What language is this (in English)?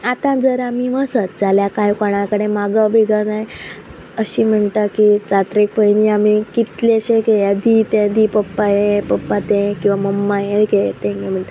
Konkani